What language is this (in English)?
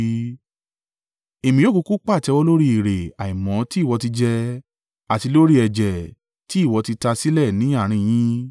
Yoruba